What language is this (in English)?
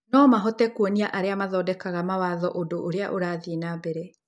Kikuyu